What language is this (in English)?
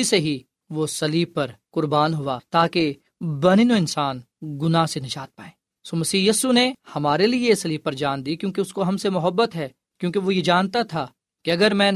Urdu